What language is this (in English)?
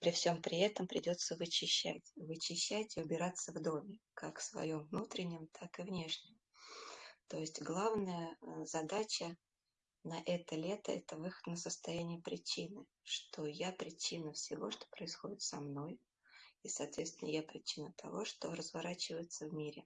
Russian